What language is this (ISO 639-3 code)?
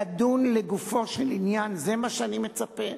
heb